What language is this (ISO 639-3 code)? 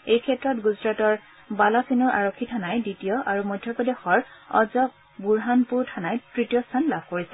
asm